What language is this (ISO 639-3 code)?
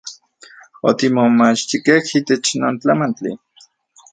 ncx